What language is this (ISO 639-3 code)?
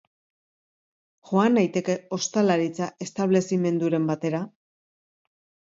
eus